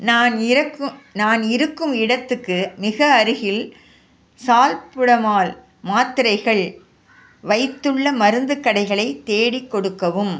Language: Tamil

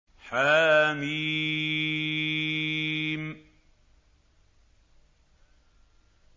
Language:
Arabic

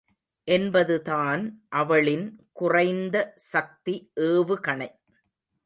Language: Tamil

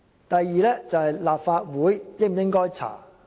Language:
Cantonese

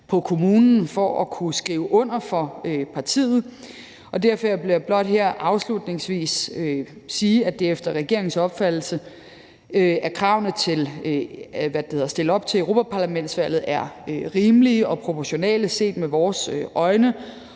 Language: Danish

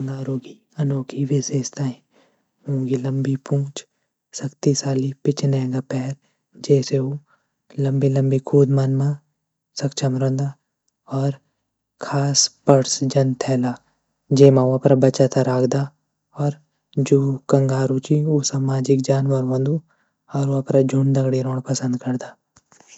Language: Garhwali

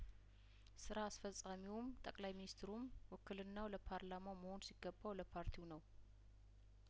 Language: Amharic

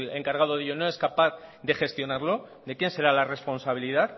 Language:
Spanish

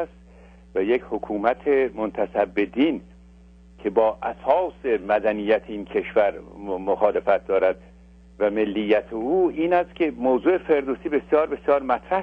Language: Persian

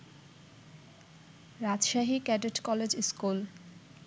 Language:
Bangla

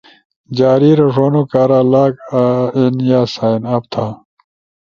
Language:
Ushojo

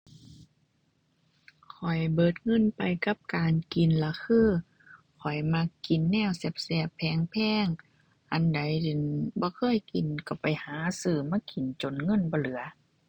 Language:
Thai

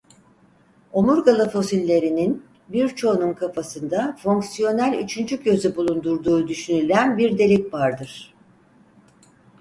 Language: Turkish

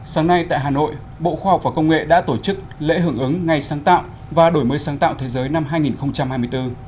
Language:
Vietnamese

